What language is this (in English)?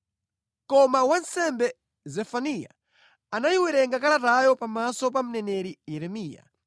Nyanja